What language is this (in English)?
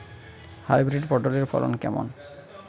Bangla